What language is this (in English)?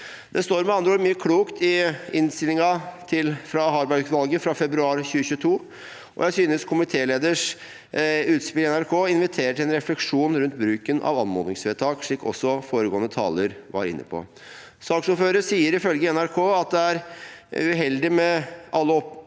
Norwegian